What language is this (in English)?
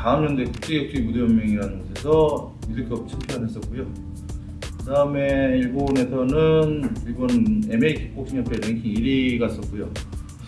Korean